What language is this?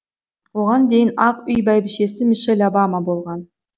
Kazakh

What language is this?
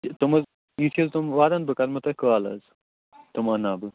Kashmiri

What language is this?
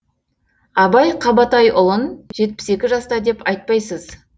Kazakh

